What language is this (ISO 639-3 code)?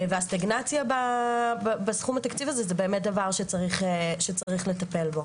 heb